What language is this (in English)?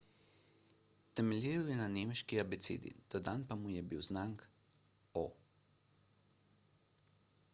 Slovenian